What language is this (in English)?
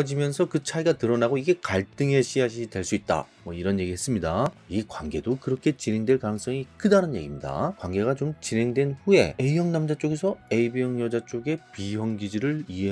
Korean